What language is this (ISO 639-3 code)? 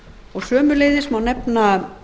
isl